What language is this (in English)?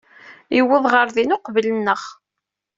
Kabyle